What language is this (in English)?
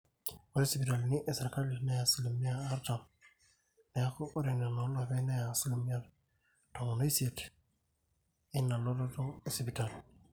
Masai